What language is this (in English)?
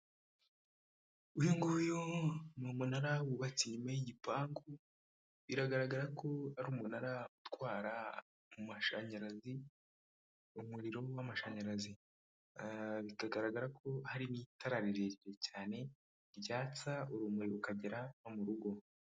Kinyarwanda